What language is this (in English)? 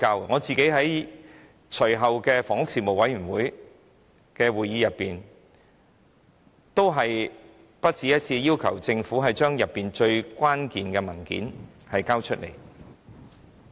Cantonese